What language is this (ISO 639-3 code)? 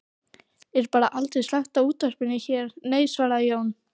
isl